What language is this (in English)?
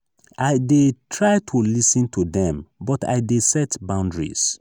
Nigerian Pidgin